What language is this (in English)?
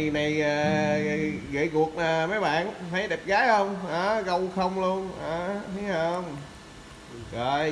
Vietnamese